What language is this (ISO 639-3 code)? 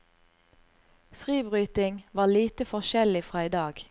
nor